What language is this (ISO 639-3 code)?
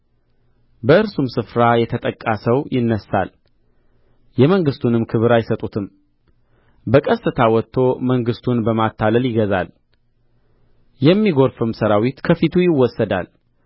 amh